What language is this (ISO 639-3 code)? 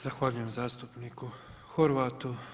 hrv